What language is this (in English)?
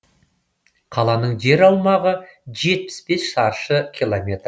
Kazakh